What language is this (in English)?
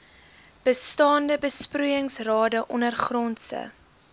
Afrikaans